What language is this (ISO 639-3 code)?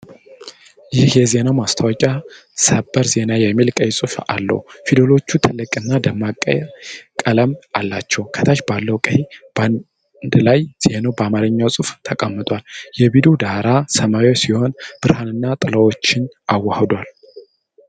amh